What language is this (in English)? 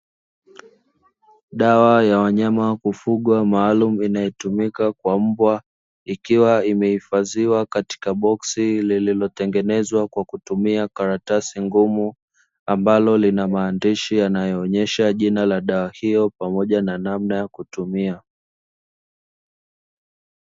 Swahili